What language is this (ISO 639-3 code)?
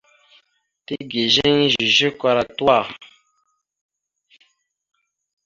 mxu